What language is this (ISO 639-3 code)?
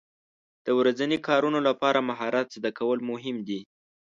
pus